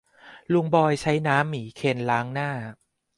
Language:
Thai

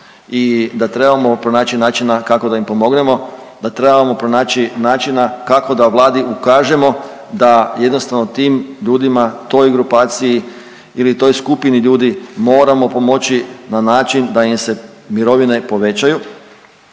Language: Croatian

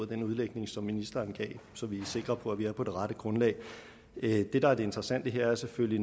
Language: Danish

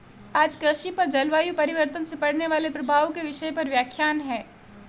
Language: Hindi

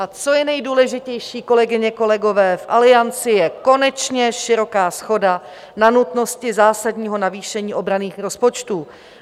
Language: Czech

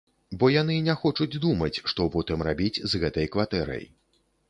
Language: Belarusian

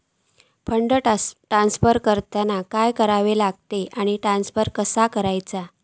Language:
Marathi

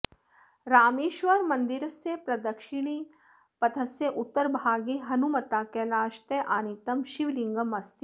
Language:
Sanskrit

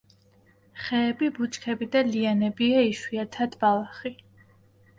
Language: Georgian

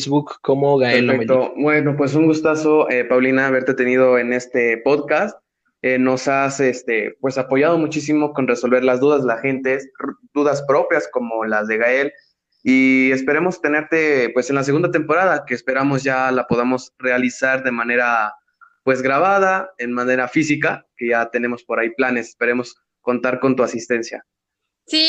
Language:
Spanish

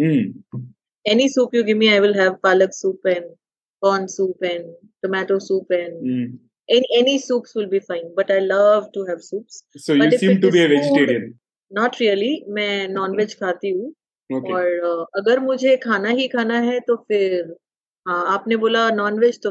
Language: Hindi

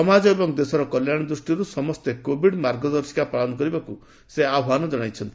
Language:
Odia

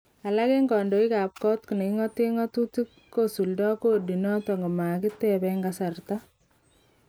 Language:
Kalenjin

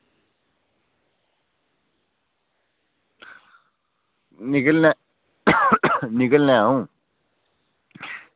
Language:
Dogri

